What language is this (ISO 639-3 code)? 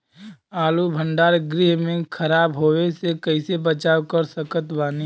bho